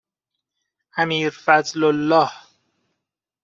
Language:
Persian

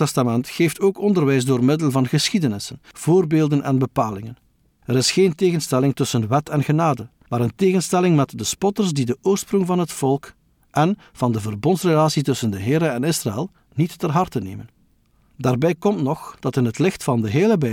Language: Dutch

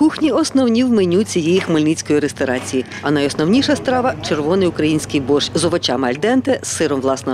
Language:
Ukrainian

